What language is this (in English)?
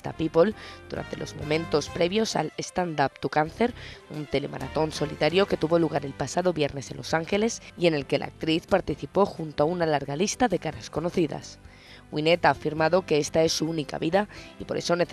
Spanish